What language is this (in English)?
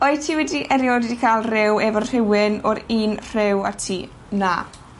Welsh